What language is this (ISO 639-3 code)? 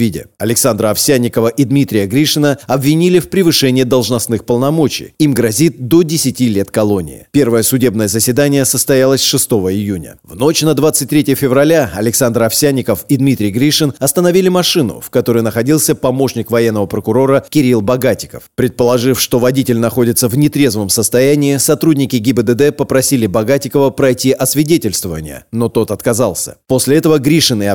rus